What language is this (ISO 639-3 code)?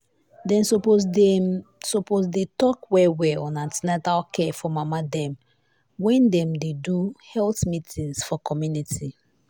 pcm